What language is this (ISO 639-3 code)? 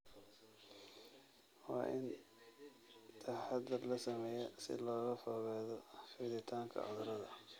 som